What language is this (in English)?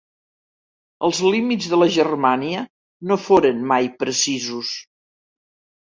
Catalan